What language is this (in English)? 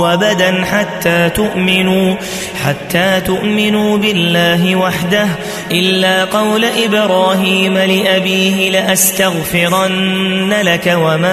Arabic